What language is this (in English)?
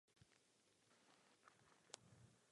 Czech